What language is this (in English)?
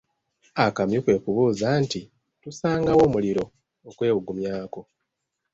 Ganda